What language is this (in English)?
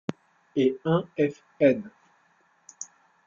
French